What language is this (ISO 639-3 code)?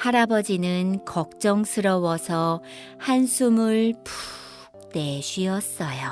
kor